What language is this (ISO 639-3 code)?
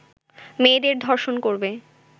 ben